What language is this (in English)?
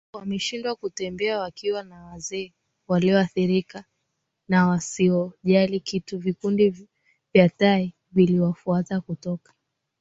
Swahili